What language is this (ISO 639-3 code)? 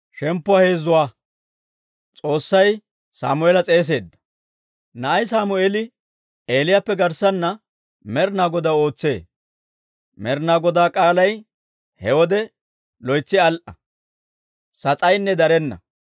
dwr